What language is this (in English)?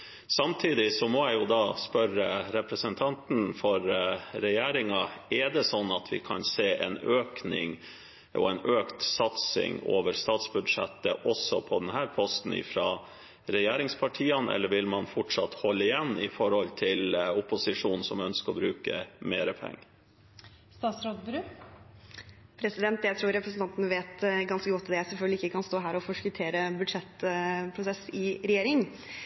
Norwegian Bokmål